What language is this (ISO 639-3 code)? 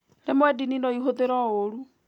kik